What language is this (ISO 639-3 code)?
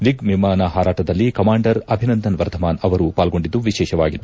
kan